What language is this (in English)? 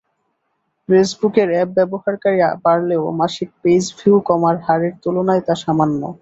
Bangla